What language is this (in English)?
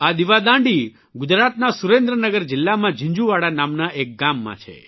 Gujarati